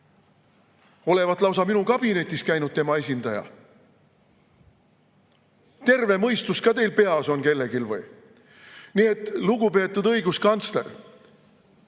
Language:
Estonian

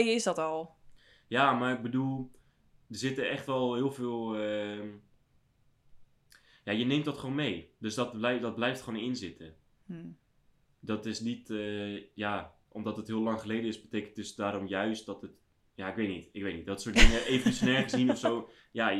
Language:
Dutch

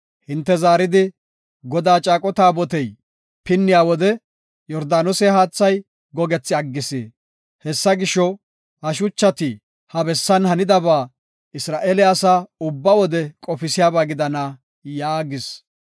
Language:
Gofa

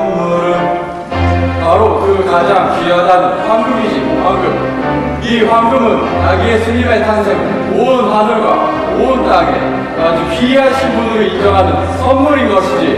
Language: Korean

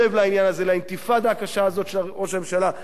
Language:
Hebrew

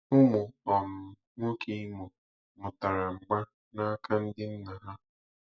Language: Igbo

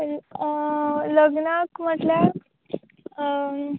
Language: Konkani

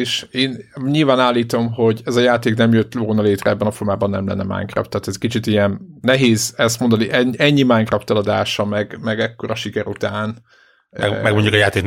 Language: Hungarian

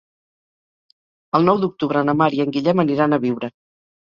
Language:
Catalan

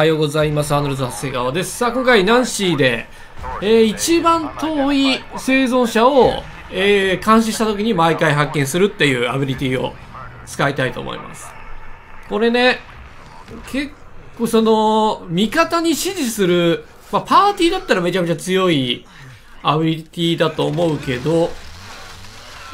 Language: Japanese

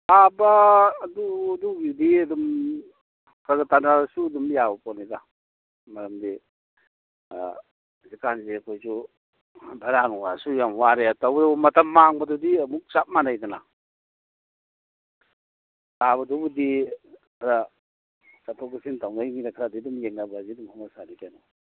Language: Manipuri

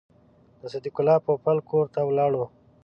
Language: Pashto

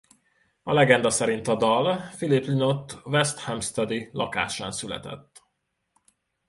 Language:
Hungarian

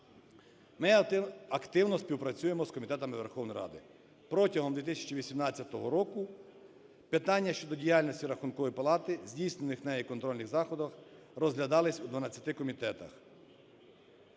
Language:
Ukrainian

